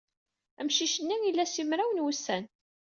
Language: Kabyle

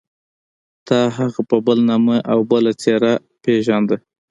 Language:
Pashto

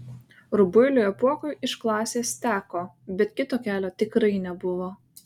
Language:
Lithuanian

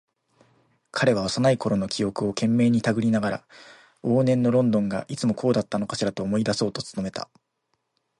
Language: Japanese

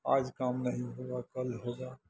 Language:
Maithili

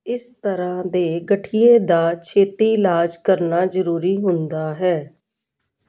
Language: Punjabi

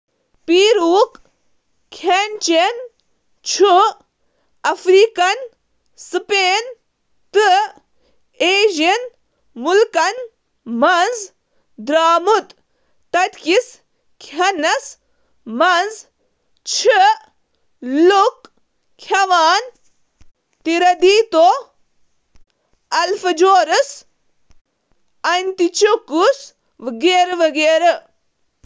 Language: Kashmiri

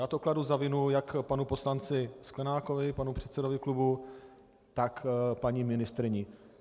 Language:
Czech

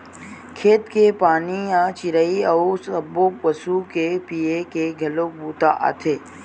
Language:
Chhattisgarhi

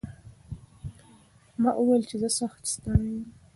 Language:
Pashto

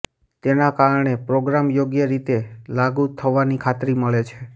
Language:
Gujarati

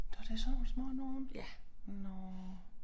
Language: Danish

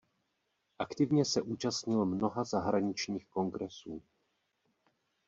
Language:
Czech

